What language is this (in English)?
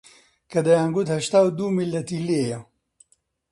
Central Kurdish